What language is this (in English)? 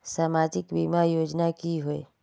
Magahi